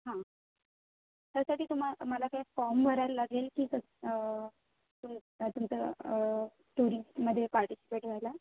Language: Marathi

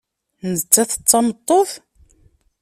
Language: Kabyle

